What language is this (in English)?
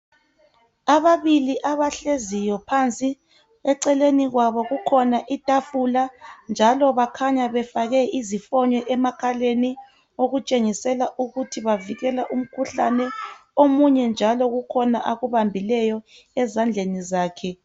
North Ndebele